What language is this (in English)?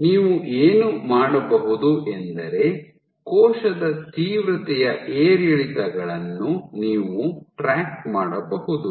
Kannada